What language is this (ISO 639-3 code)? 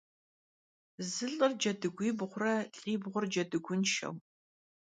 kbd